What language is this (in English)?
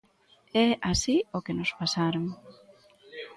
Galician